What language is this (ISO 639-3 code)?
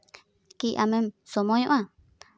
sat